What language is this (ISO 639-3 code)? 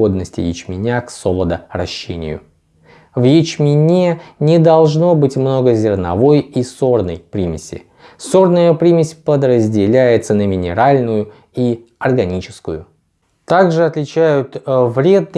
rus